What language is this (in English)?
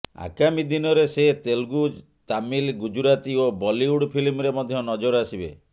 Odia